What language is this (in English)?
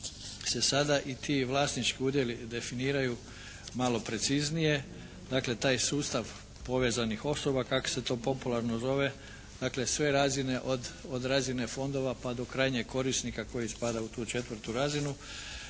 Croatian